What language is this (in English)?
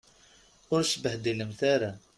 Kabyle